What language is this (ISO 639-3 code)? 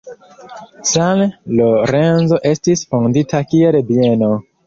epo